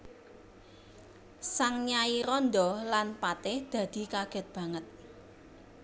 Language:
Javanese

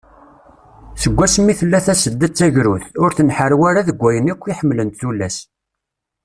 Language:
Kabyle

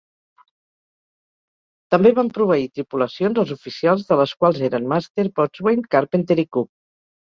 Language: Catalan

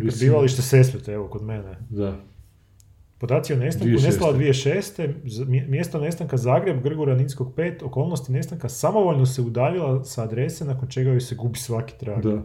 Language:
Croatian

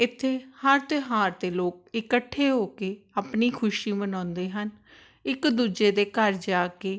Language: Punjabi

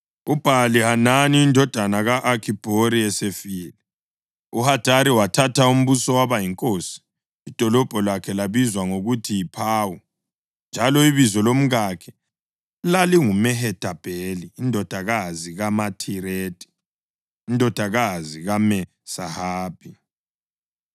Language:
North Ndebele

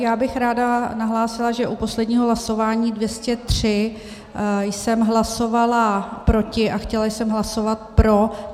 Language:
Czech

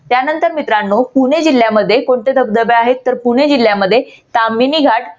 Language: Marathi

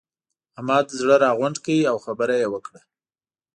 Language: Pashto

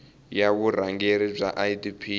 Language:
Tsonga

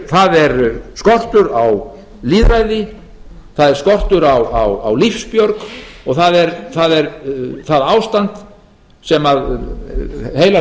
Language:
Icelandic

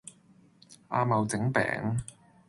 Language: Cantonese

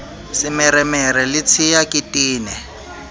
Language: Southern Sotho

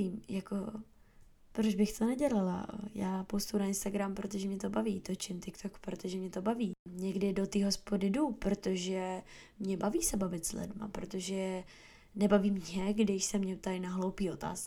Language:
Czech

